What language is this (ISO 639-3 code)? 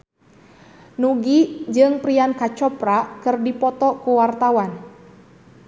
sun